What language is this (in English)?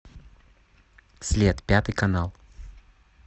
Russian